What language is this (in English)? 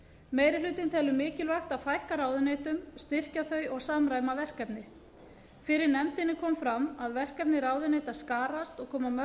Icelandic